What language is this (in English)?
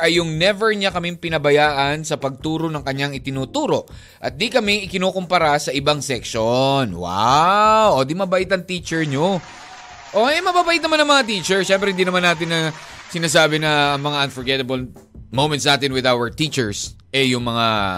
Filipino